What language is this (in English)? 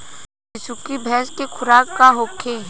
Bhojpuri